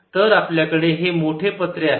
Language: Marathi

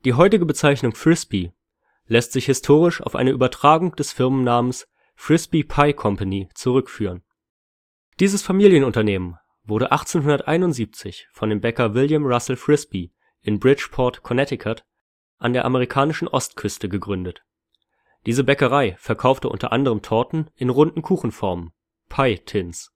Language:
German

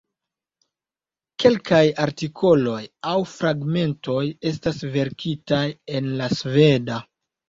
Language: Esperanto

